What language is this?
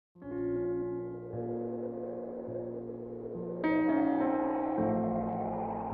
Russian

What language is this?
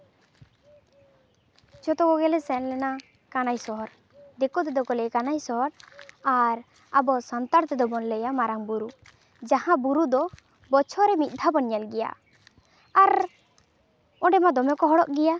Santali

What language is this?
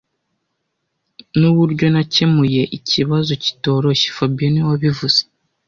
Kinyarwanda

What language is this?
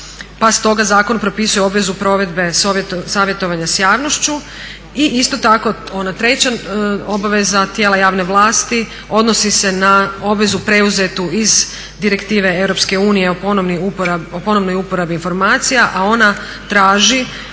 Croatian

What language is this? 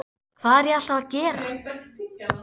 Icelandic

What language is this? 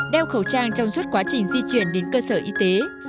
Vietnamese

